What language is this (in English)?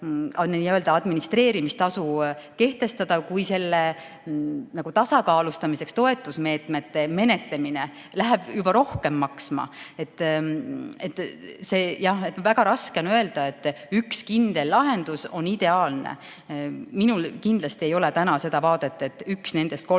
Estonian